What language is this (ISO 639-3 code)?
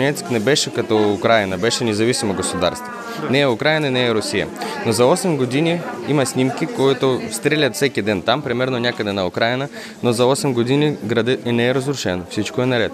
bul